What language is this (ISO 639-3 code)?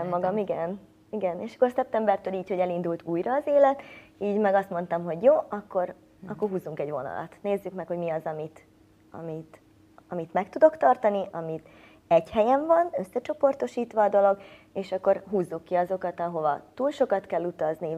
hun